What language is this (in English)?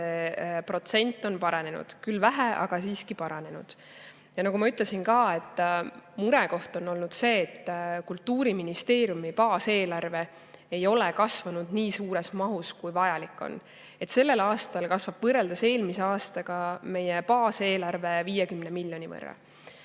Estonian